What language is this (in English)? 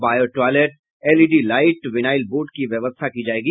Hindi